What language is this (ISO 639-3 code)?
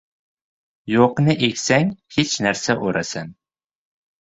uzb